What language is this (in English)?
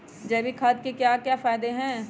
Magahi